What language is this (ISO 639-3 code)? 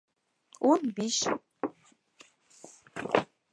bak